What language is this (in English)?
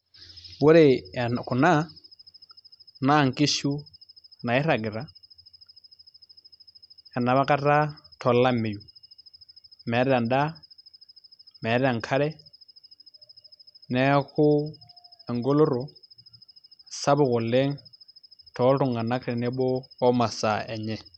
Masai